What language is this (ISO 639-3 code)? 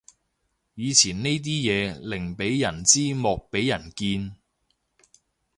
yue